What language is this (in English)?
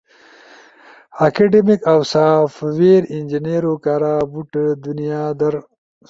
Ushojo